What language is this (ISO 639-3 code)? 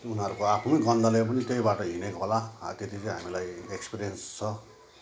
nep